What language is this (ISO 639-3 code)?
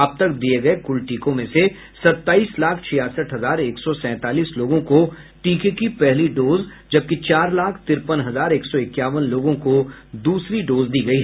hin